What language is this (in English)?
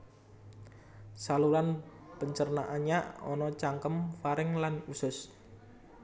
Javanese